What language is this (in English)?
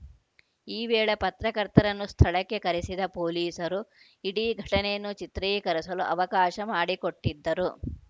Kannada